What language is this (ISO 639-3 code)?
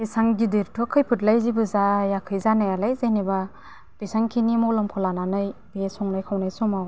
brx